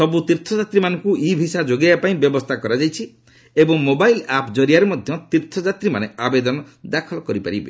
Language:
Odia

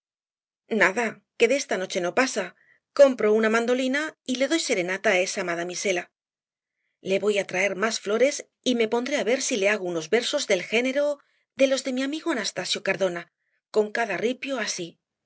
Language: Spanish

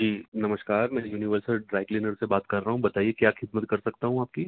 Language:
Urdu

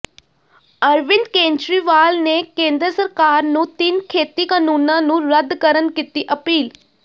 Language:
Punjabi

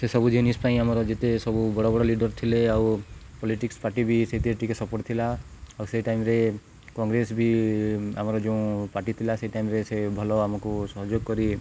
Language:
Odia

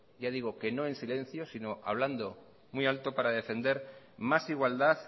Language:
Spanish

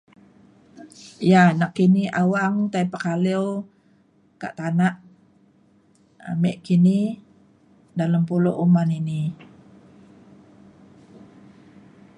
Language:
Mainstream Kenyah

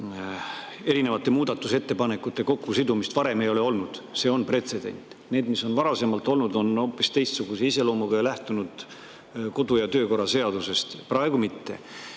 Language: Estonian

